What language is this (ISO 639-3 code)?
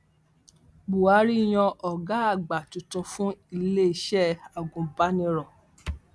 yor